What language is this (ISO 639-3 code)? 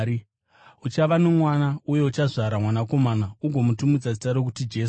sna